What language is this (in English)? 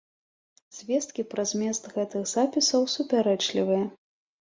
Belarusian